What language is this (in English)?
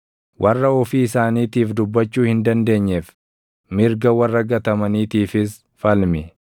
Oromo